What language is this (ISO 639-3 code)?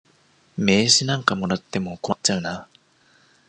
jpn